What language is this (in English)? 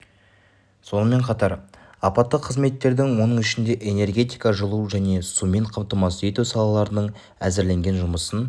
Kazakh